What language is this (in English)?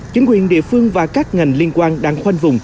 Vietnamese